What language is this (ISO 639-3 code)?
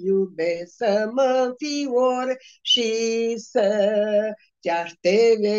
ron